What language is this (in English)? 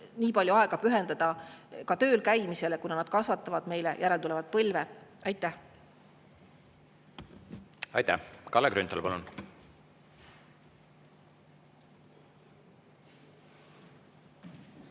Estonian